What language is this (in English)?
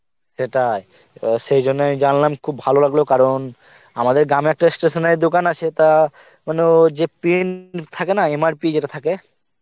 Bangla